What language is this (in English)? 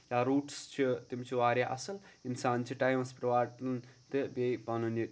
Kashmiri